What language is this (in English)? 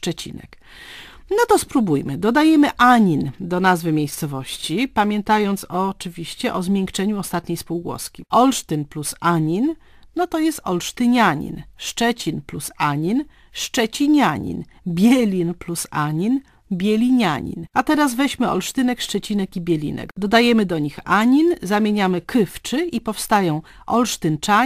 Polish